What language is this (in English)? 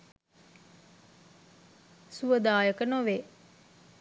Sinhala